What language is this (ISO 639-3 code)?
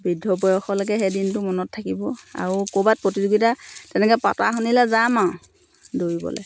asm